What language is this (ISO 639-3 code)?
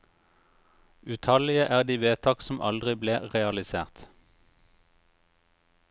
nor